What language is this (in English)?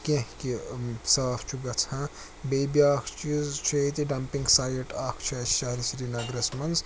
Kashmiri